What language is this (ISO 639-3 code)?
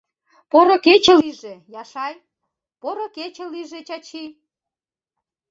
chm